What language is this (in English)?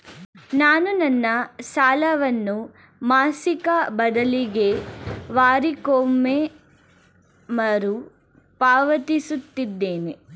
Kannada